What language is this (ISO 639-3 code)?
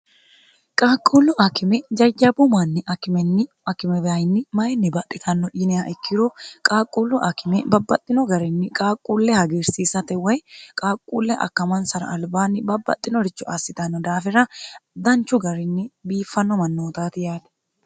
sid